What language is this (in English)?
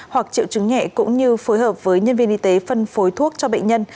Vietnamese